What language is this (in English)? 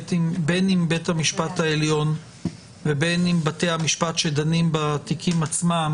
Hebrew